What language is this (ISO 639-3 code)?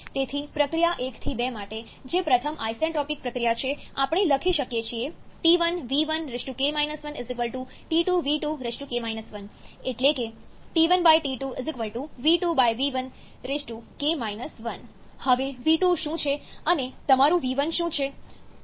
guj